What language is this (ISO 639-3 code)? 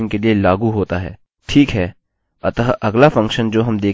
hin